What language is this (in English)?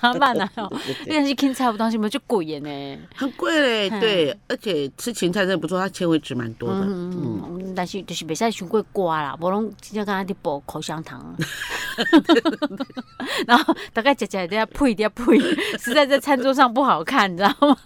Chinese